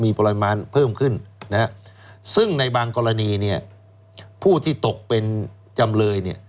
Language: Thai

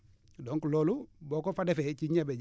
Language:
Wolof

